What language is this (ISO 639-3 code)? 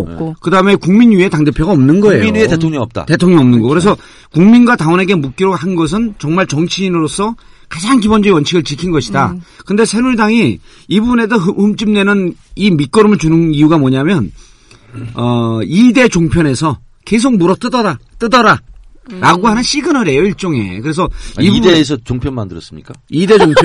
kor